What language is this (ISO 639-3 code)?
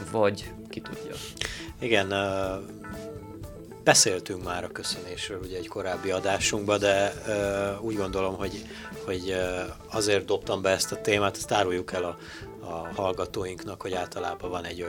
hun